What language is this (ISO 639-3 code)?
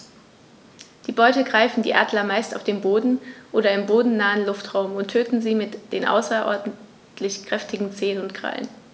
deu